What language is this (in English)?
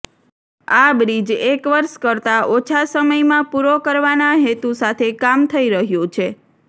Gujarati